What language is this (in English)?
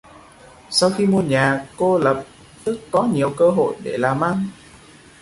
Vietnamese